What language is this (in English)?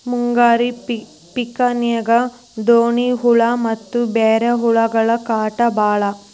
Kannada